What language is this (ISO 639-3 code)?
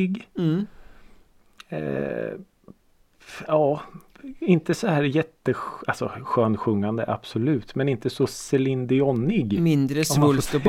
swe